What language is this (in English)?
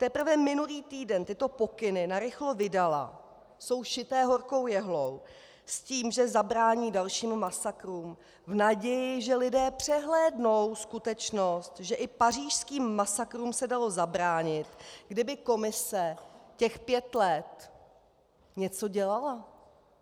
Czech